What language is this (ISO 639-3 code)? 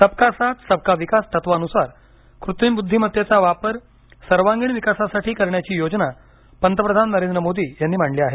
mar